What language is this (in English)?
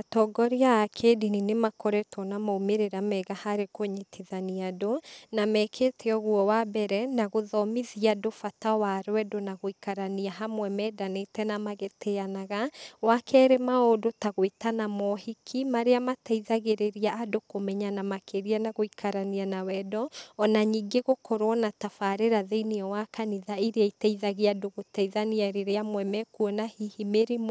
Kikuyu